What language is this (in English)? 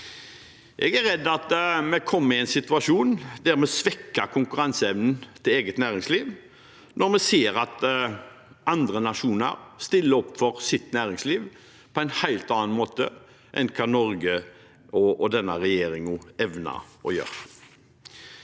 Norwegian